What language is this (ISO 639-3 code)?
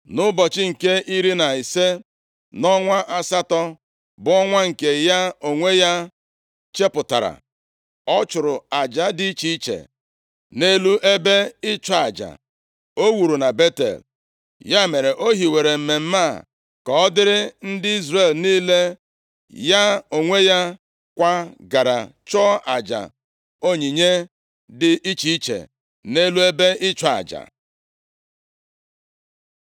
ibo